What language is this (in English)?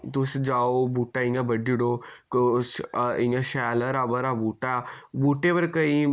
Dogri